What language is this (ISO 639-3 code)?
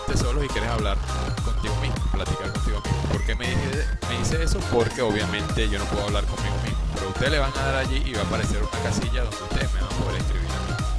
spa